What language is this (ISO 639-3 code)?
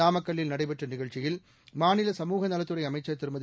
tam